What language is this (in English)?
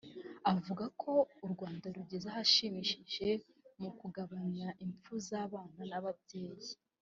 Kinyarwanda